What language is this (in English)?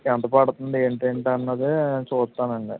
Telugu